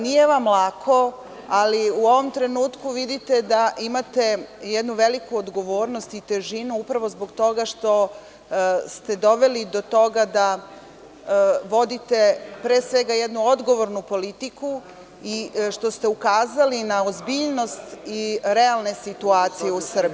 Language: Serbian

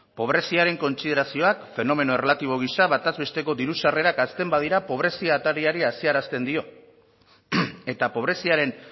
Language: Basque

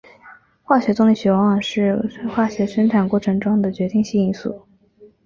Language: Chinese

